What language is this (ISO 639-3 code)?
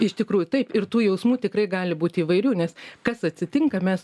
lit